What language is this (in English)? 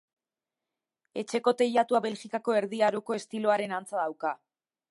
Basque